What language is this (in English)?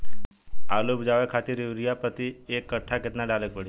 Bhojpuri